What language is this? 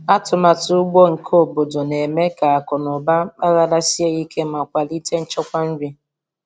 Igbo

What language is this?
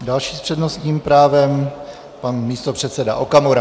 Czech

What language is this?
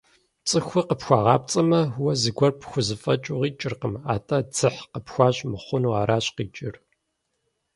Kabardian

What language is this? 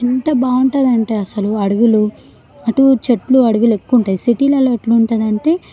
Telugu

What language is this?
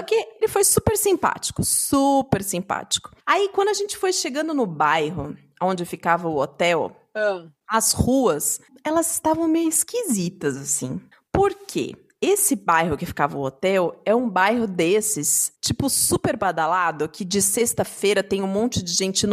Portuguese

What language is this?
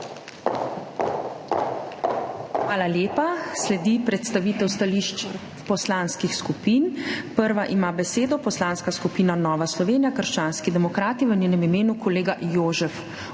Slovenian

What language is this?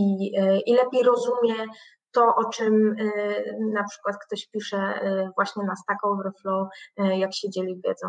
Polish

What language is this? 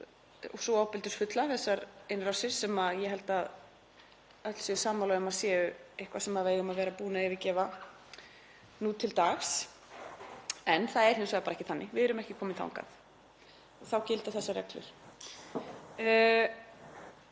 Icelandic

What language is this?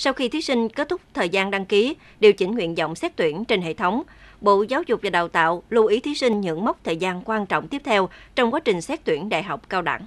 Vietnamese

